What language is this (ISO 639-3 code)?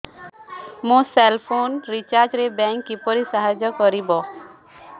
ori